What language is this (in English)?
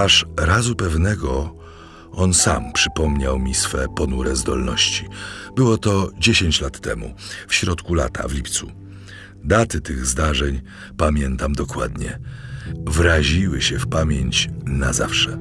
Polish